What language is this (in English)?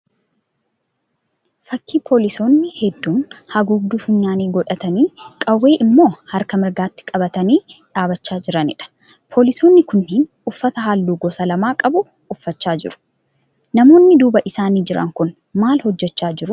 Oromo